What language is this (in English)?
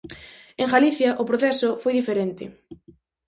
Galician